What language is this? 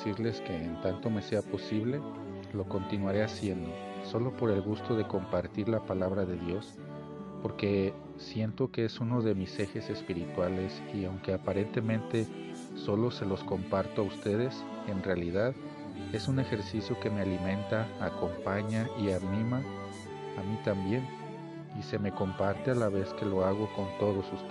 Spanish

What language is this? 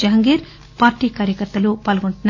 Telugu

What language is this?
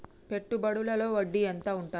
Telugu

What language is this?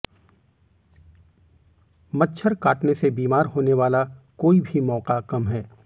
Hindi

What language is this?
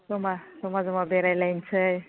Bodo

